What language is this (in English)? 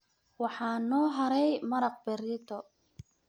Somali